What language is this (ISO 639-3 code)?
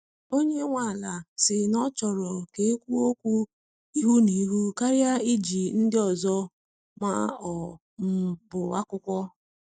ibo